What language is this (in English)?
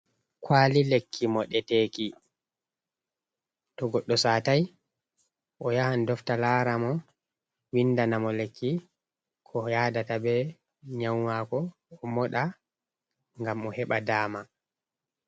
Fula